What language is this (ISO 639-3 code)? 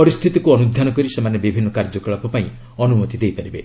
ori